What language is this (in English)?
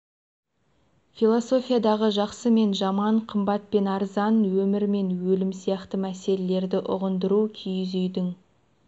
Kazakh